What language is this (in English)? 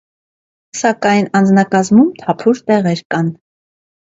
Armenian